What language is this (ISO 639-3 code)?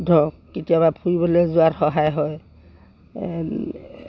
asm